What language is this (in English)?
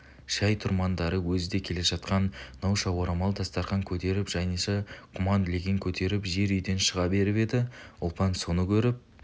Kazakh